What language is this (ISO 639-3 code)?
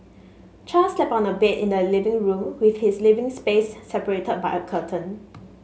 eng